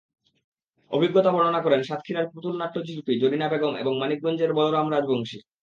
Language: Bangla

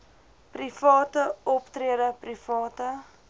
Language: Afrikaans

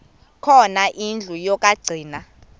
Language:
Xhosa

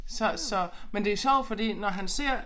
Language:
Danish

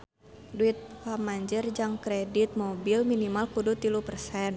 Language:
Sundanese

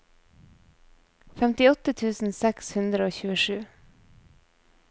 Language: Norwegian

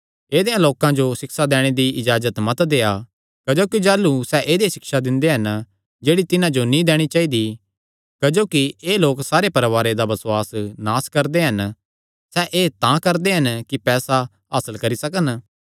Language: Kangri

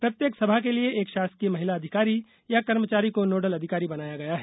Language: Hindi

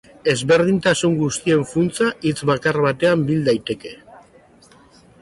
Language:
Basque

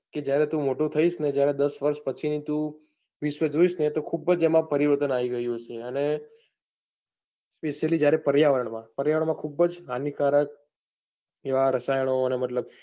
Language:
Gujarati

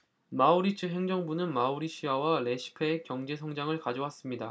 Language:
Korean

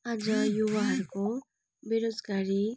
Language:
Nepali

